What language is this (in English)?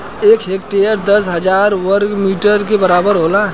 Bhojpuri